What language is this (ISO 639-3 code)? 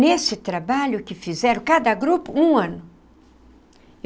por